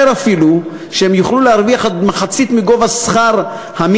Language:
Hebrew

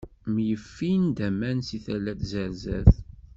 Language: Kabyle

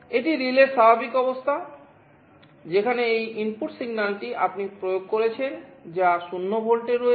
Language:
Bangla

